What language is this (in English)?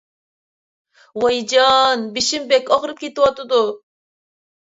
Uyghur